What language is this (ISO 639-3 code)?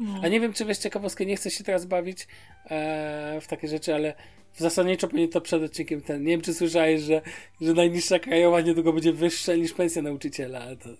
pol